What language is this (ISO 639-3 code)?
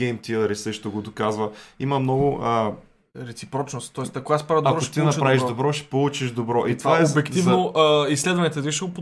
bul